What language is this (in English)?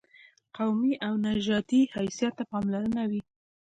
Pashto